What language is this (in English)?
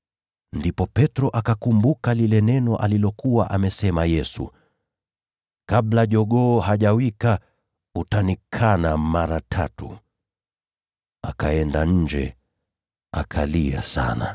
Swahili